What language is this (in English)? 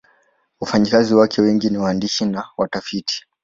Swahili